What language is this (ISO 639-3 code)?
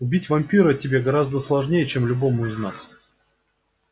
rus